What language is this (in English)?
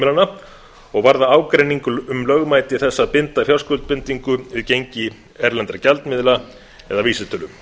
Icelandic